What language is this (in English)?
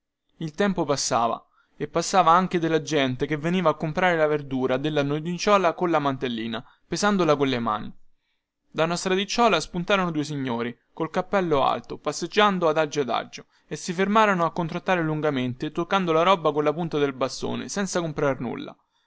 Italian